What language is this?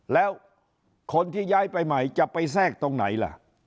Thai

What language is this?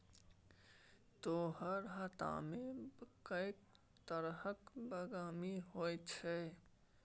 Maithili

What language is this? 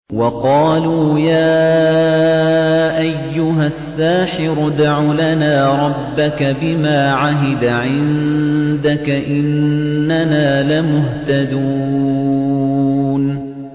Arabic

